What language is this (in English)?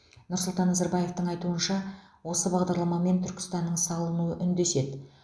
Kazakh